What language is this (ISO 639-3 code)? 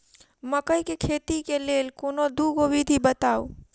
mai